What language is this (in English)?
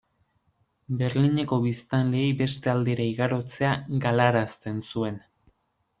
Basque